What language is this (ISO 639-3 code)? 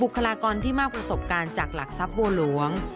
tha